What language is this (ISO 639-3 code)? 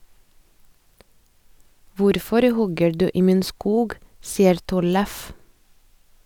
nor